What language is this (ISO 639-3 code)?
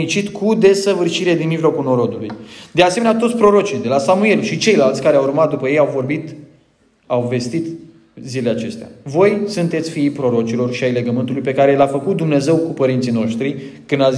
ron